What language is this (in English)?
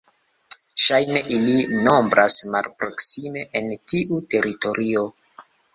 Esperanto